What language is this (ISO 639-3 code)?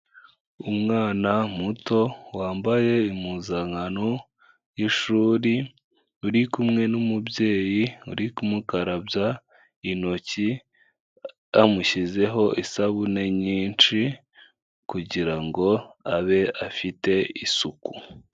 kin